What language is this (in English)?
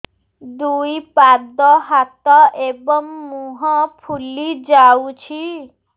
Odia